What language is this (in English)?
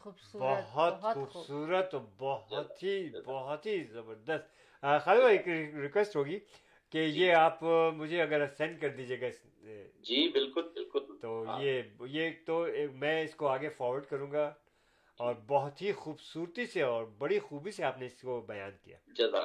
Urdu